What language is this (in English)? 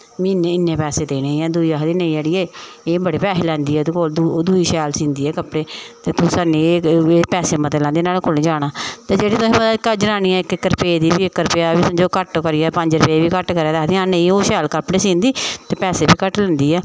Dogri